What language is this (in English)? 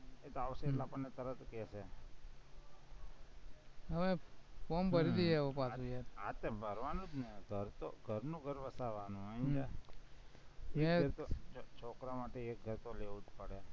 Gujarati